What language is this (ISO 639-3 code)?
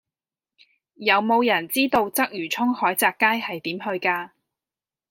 yue